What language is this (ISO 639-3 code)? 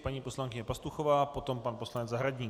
ces